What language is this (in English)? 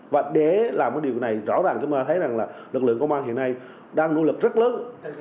Vietnamese